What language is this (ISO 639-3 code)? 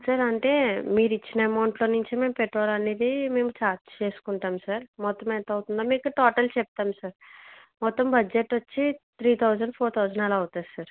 tel